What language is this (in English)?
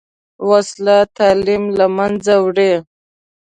Pashto